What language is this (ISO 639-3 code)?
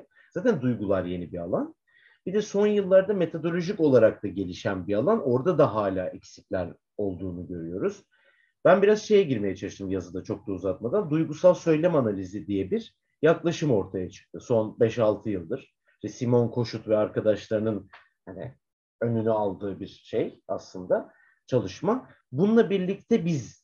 tur